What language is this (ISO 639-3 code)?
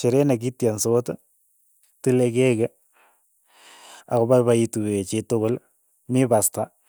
eyo